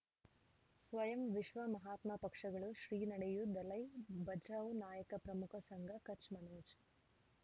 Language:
Kannada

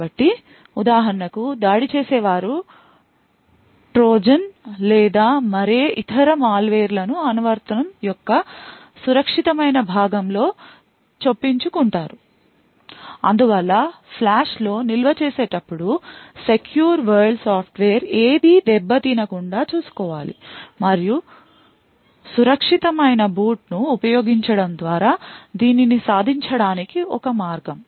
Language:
Telugu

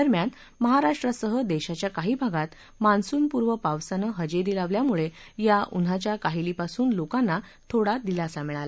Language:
Marathi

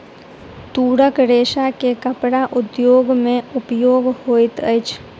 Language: Maithili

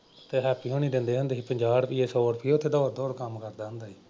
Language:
Punjabi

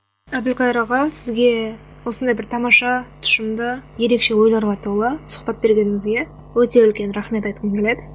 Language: Kazakh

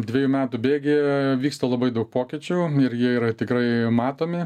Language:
Lithuanian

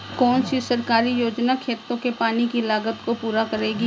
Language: Hindi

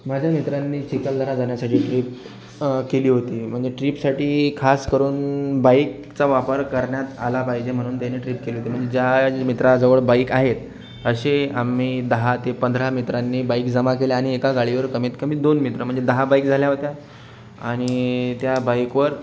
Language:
Marathi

